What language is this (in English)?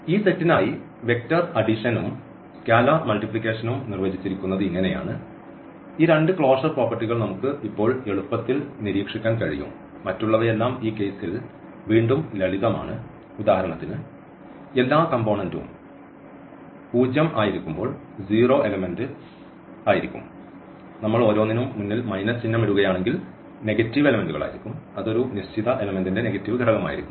Malayalam